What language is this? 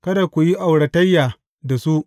Hausa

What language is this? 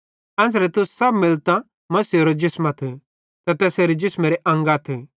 Bhadrawahi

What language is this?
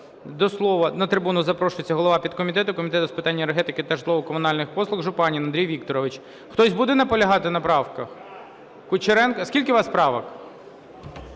Ukrainian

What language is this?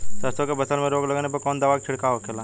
Bhojpuri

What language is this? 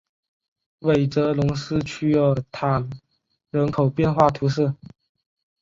Chinese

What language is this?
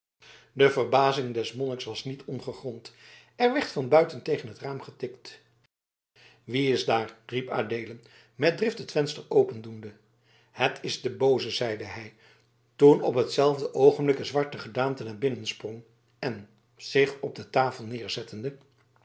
Dutch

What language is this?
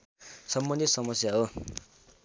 Nepali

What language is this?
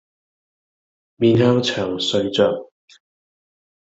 Cantonese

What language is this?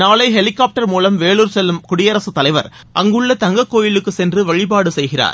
Tamil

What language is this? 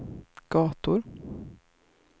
Swedish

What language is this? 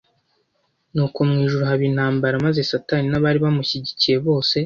Kinyarwanda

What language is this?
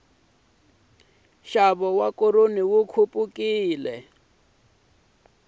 Tsonga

